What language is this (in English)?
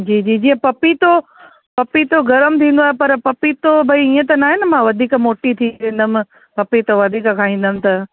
Sindhi